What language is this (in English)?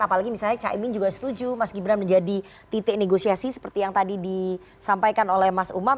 Indonesian